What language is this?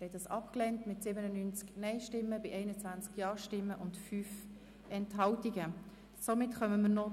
Swiss German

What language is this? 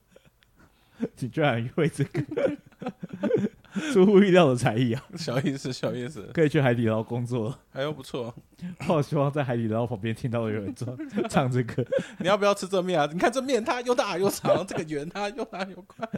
Chinese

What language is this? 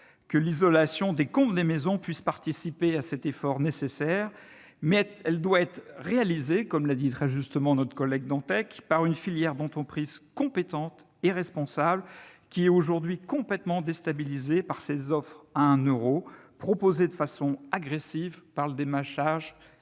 French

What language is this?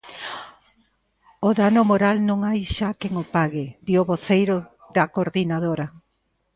Galician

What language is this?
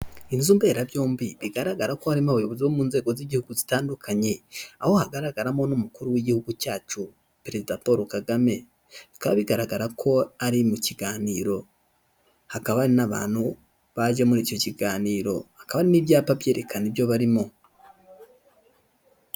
Kinyarwanda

